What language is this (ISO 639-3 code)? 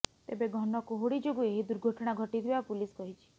ori